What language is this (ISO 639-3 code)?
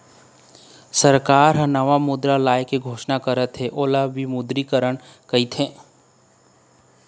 hne